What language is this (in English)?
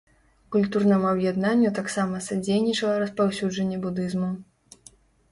Belarusian